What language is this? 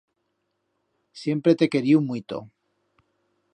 Aragonese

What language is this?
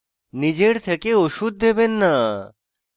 Bangla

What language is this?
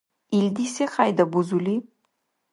Dargwa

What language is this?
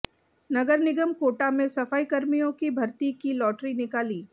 Hindi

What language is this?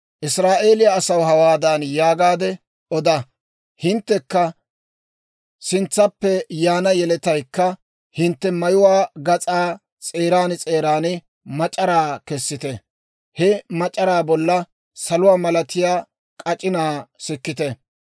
Dawro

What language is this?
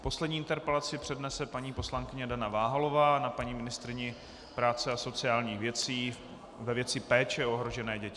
Czech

